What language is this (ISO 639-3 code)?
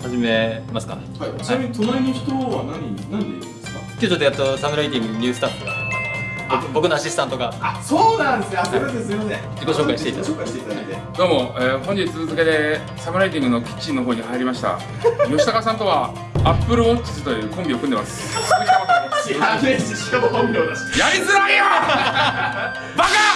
jpn